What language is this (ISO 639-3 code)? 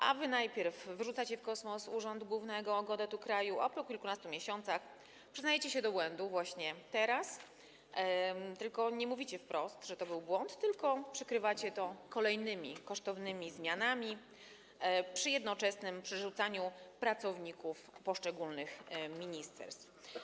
pol